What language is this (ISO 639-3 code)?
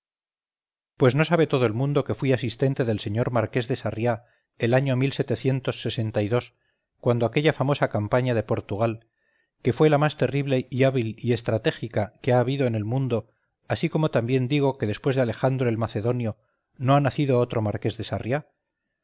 spa